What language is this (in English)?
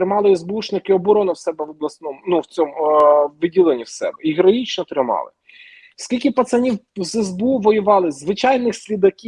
Ukrainian